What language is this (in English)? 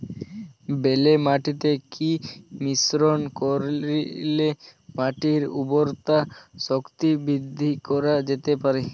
Bangla